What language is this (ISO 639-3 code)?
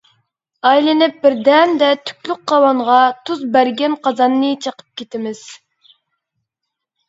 uig